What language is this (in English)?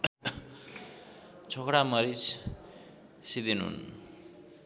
Nepali